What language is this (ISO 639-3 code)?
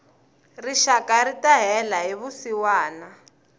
tso